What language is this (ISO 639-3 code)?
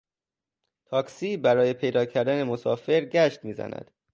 fas